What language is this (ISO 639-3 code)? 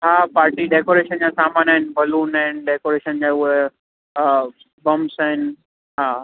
snd